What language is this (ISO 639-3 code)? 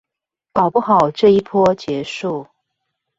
zho